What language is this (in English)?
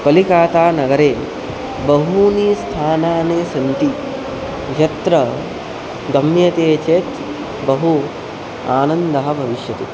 Sanskrit